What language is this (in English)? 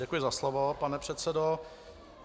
Czech